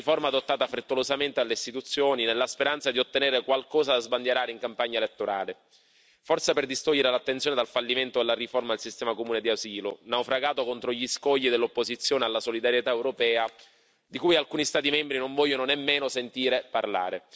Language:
Italian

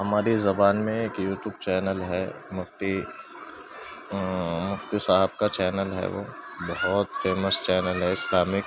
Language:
Urdu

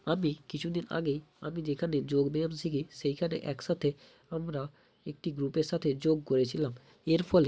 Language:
Bangla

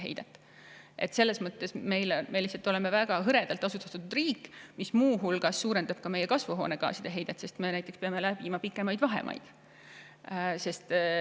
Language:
Estonian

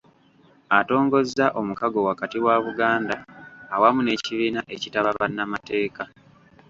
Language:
Ganda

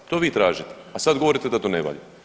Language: Croatian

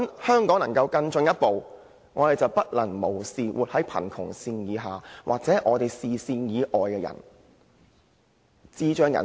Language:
Cantonese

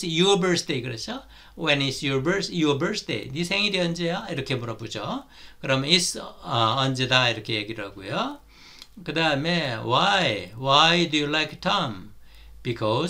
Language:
Korean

